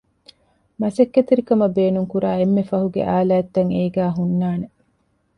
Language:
Divehi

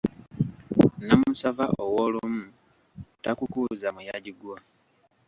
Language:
Ganda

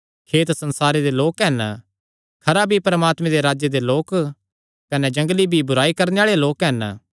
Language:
Kangri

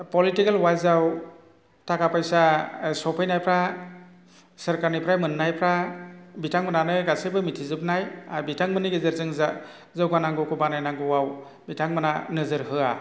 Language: Bodo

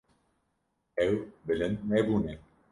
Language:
Kurdish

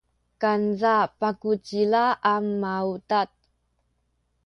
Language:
Sakizaya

